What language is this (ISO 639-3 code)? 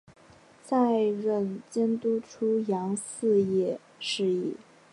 zho